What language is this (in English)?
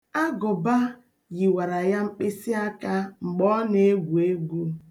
Igbo